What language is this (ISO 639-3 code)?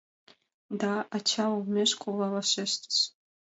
chm